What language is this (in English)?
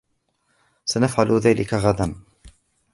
Arabic